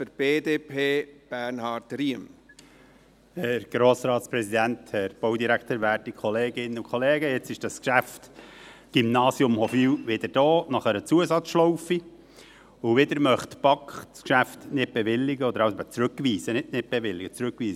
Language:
Swiss German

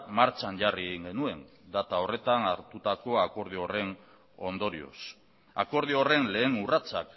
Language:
Basque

